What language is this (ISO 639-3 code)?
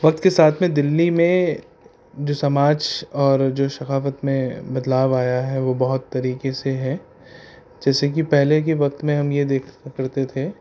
urd